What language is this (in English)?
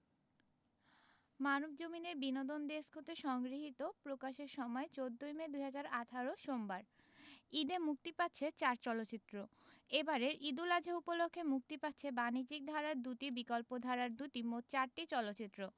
Bangla